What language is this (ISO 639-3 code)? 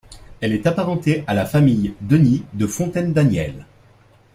fra